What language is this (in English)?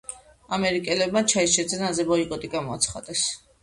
Georgian